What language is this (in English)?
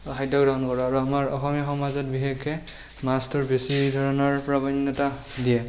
Assamese